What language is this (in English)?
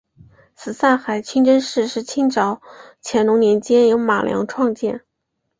Chinese